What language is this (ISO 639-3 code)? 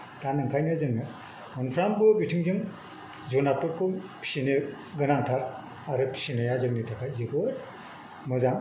brx